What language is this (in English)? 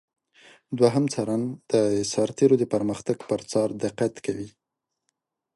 Pashto